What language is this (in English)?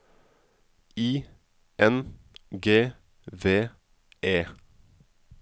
Norwegian